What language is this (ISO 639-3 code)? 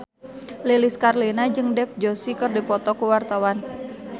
sun